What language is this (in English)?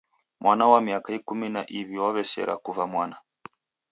Taita